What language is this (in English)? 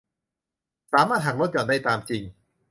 Thai